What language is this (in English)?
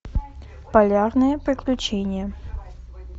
Russian